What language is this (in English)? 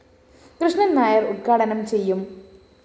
Malayalam